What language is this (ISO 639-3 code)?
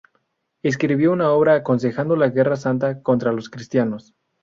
spa